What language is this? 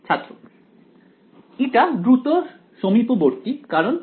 Bangla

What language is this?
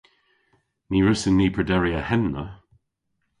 Cornish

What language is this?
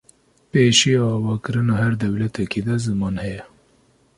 Kurdish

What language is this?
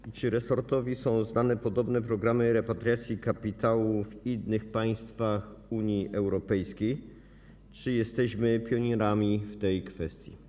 Polish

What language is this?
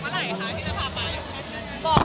Thai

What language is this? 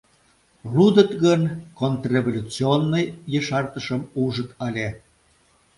Mari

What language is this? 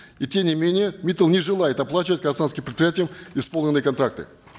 Kazakh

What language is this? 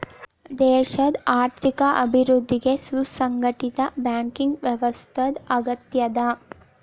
Kannada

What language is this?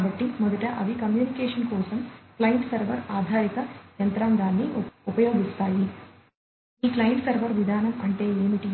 Telugu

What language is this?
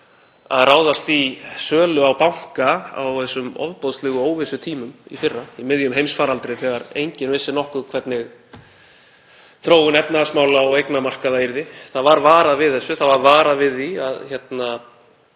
Icelandic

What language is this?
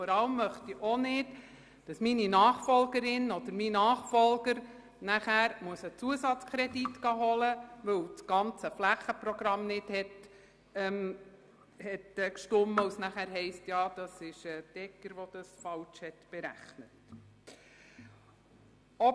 Swiss German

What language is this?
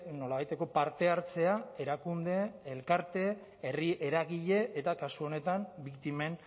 Basque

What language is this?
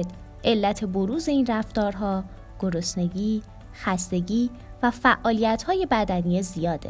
Persian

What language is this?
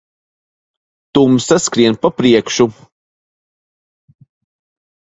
Latvian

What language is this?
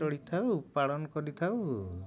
Odia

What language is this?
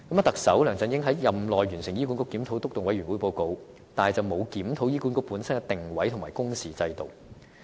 Cantonese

